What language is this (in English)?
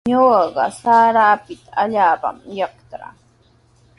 Sihuas Ancash Quechua